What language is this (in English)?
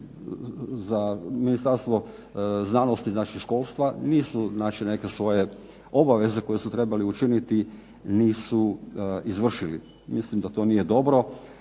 Croatian